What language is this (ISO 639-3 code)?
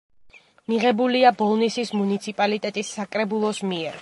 kat